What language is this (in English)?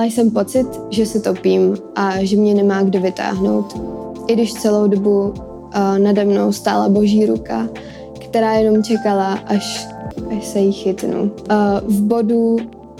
Czech